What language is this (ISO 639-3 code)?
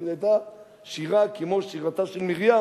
heb